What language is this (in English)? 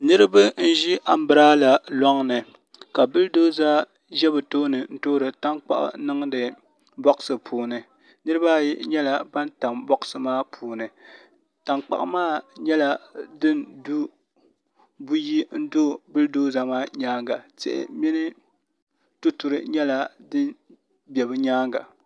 Dagbani